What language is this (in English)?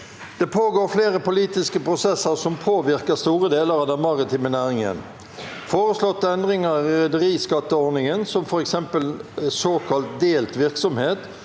Norwegian